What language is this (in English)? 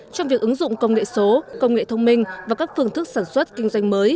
Vietnamese